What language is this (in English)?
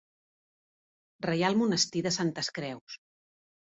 Catalan